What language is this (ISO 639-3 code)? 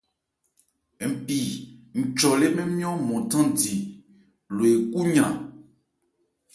ebr